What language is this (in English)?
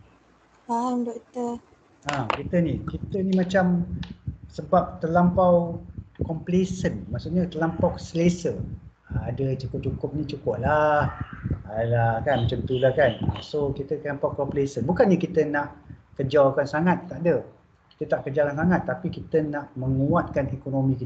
Malay